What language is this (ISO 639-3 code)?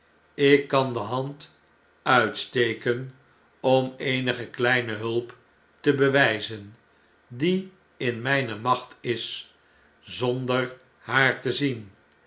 nld